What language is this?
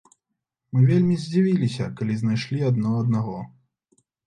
Belarusian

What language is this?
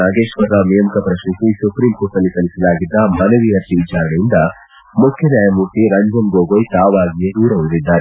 Kannada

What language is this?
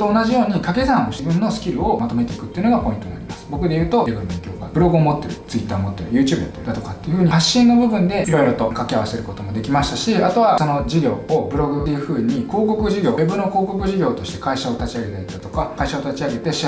Japanese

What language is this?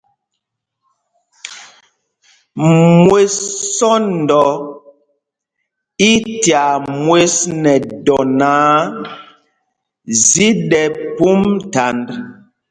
Mpumpong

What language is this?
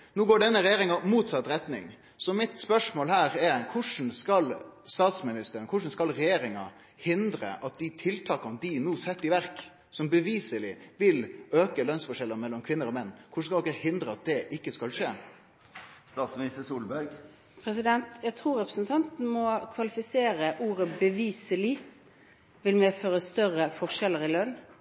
Norwegian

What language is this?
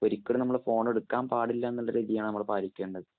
Malayalam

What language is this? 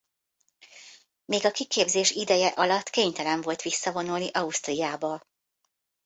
Hungarian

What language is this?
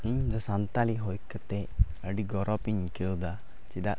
Santali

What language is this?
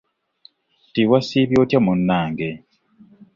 Ganda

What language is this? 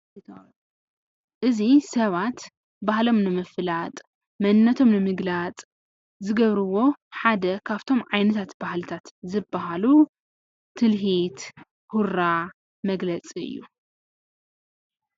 Tigrinya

